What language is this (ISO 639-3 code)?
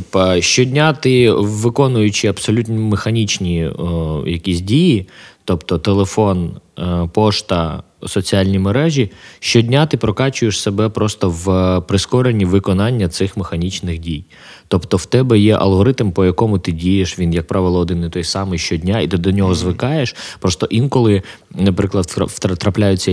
ukr